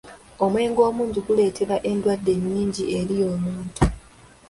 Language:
Ganda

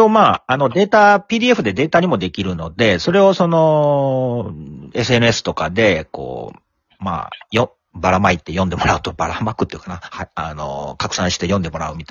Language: Japanese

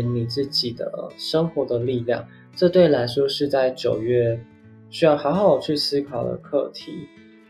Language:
Chinese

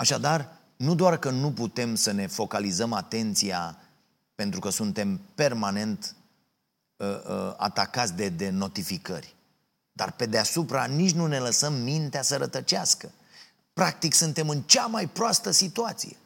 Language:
Romanian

